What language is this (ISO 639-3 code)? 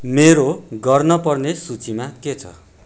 nep